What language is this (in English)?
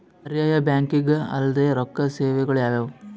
Kannada